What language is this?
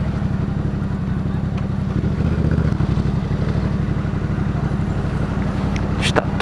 Portuguese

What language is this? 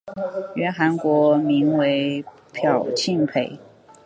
Chinese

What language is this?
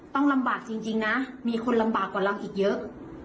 Thai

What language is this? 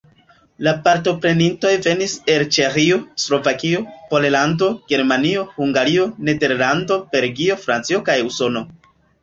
Esperanto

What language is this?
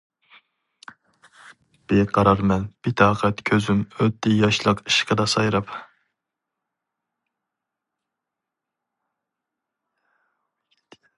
Uyghur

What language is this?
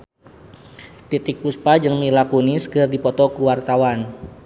Sundanese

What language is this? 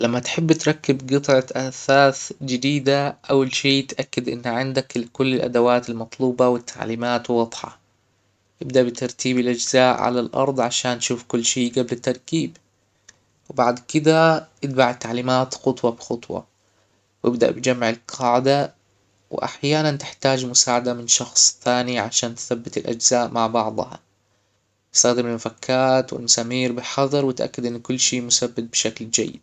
Hijazi Arabic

